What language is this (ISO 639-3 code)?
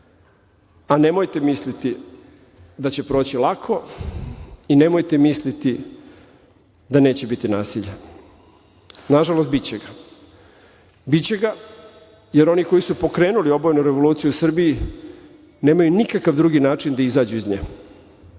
srp